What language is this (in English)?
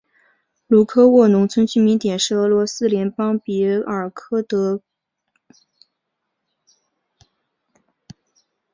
Chinese